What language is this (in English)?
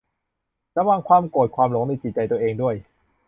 Thai